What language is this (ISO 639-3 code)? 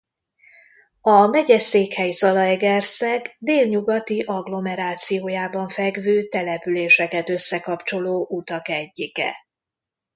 hun